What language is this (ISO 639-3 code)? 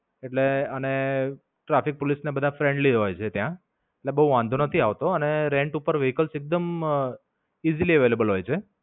guj